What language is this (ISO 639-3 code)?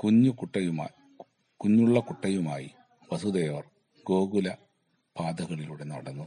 mal